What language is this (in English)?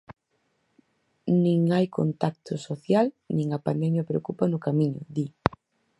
Galician